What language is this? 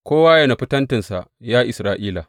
Hausa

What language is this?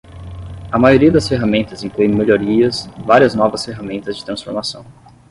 Portuguese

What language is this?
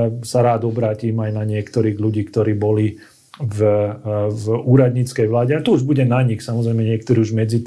Slovak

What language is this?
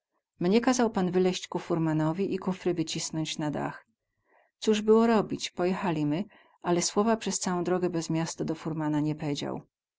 Polish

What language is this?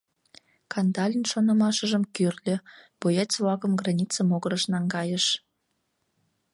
Mari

